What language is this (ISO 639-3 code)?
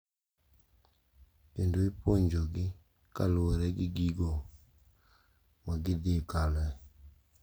luo